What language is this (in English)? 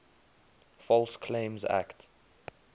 English